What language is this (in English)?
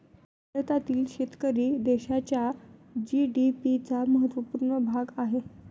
Marathi